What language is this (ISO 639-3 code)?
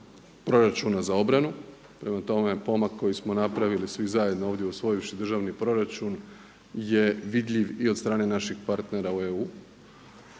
hrv